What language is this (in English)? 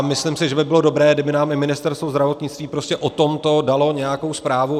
Czech